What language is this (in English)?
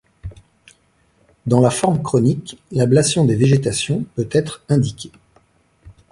French